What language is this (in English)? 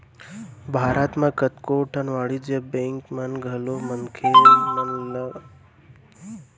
Chhattisgarhi